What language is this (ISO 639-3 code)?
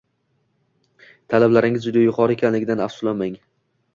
uzb